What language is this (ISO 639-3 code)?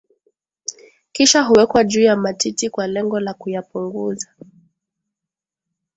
swa